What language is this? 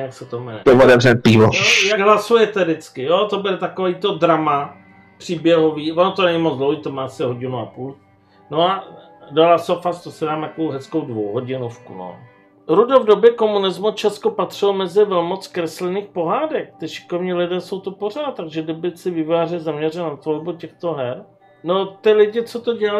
Czech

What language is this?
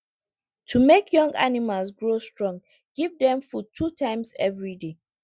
Nigerian Pidgin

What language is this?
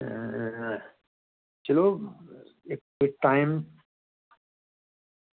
Dogri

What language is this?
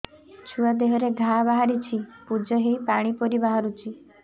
Odia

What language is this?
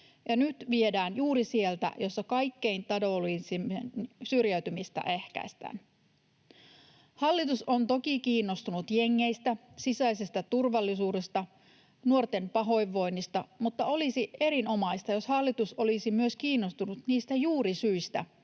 Finnish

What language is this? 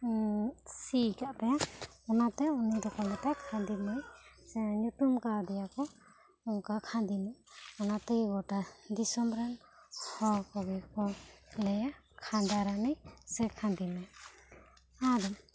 Santali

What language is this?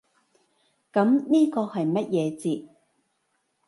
Cantonese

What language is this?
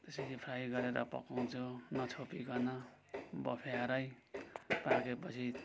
Nepali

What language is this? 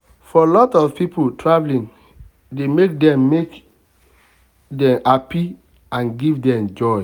Nigerian Pidgin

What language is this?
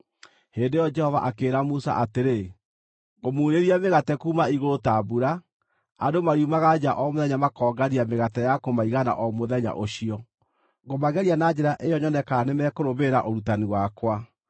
Kikuyu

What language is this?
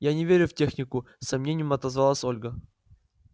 Russian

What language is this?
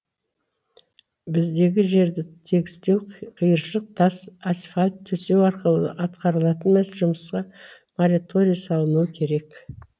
Kazakh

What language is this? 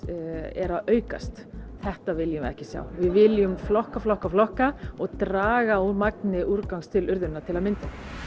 Icelandic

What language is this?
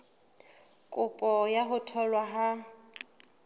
Southern Sotho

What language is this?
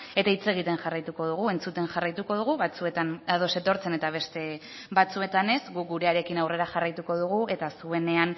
Basque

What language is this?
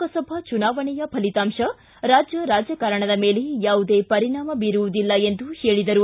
Kannada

